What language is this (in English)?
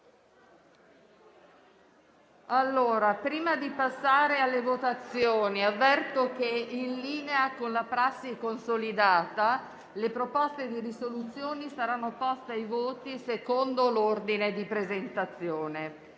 Italian